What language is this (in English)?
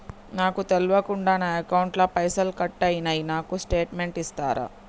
Telugu